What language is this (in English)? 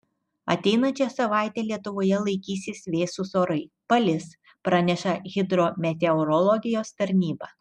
Lithuanian